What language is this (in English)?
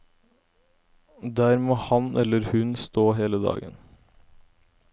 Norwegian